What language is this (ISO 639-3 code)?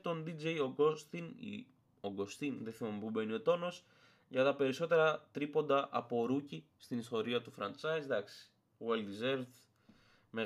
ell